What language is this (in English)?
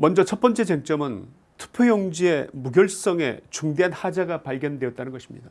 Korean